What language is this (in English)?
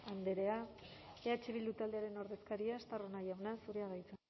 Basque